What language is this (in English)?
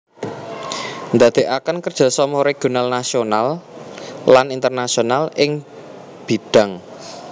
Javanese